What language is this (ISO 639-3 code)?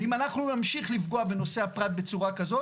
heb